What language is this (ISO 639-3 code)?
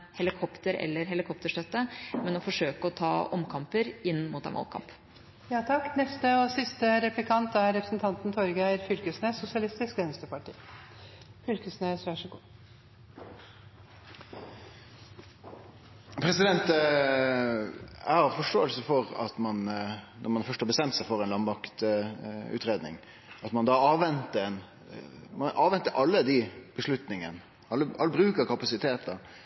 nor